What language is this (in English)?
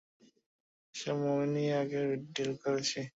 Bangla